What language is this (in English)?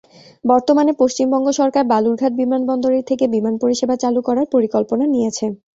Bangla